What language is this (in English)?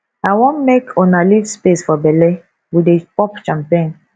Nigerian Pidgin